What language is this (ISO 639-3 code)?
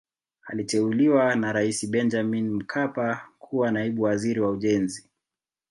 swa